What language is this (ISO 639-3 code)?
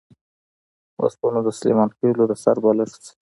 pus